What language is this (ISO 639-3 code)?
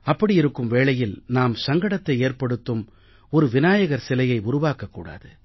tam